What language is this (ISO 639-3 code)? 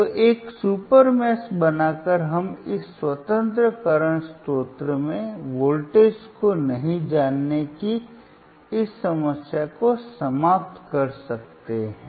hin